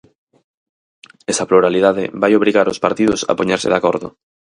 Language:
Galician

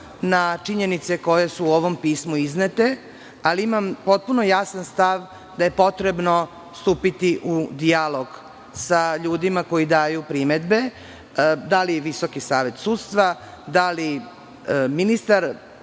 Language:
Serbian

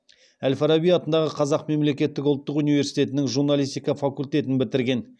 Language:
Kazakh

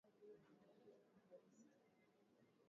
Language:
Swahili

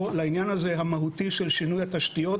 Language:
Hebrew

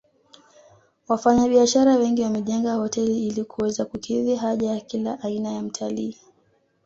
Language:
Swahili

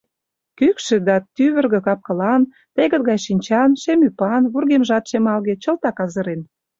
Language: Mari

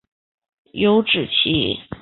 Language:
Chinese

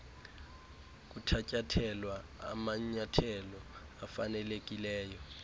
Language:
Xhosa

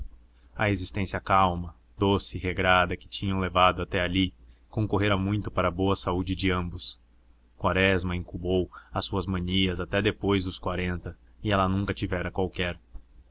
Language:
Portuguese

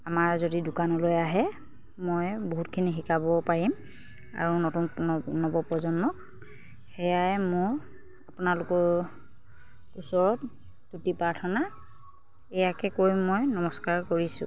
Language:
Assamese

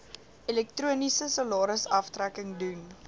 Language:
Afrikaans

